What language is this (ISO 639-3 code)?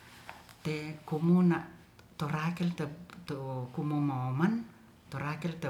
rth